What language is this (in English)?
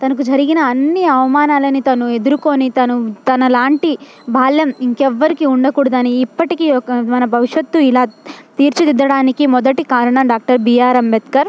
Telugu